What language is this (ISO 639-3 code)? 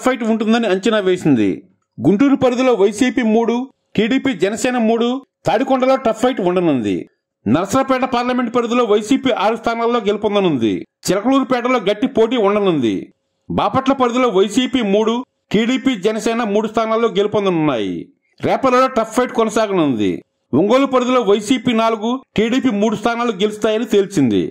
tel